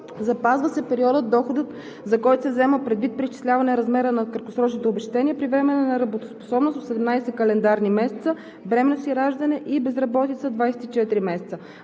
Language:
Bulgarian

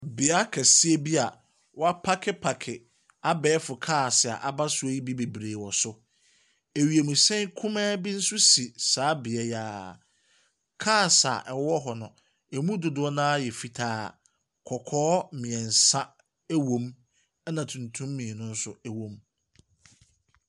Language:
Akan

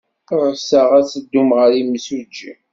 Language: Kabyle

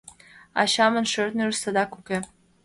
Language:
Mari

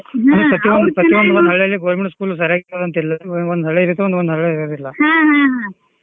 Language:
Kannada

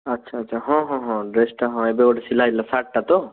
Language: Odia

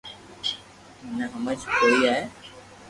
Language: Loarki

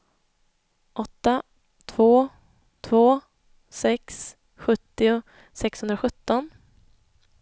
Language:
Swedish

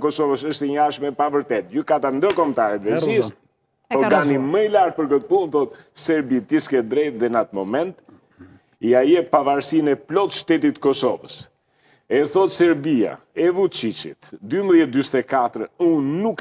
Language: Romanian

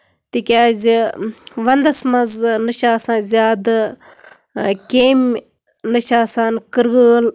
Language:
Kashmiri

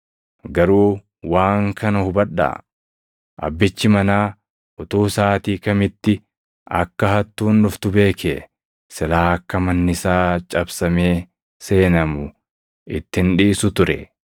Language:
Oromo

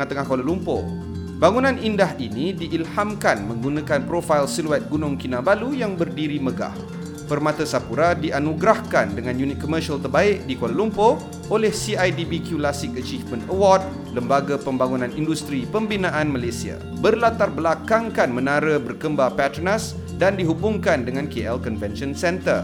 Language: Malay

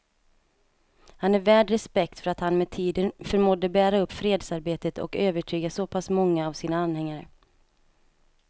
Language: Swedish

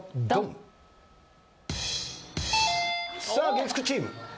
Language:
Japanese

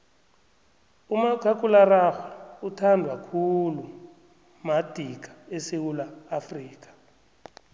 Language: South Ndebele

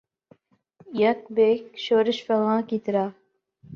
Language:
Urdu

